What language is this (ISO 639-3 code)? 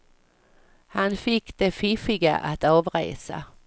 swe